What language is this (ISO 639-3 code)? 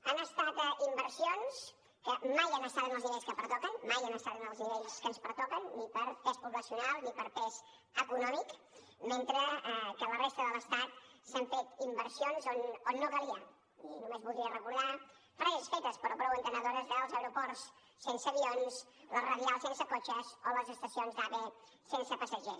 cat